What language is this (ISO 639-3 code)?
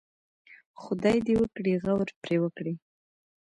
pus